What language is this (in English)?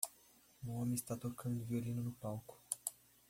Portuguese